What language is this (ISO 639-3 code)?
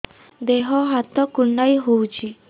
ori